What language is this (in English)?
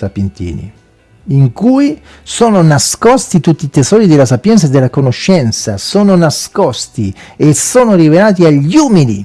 Italian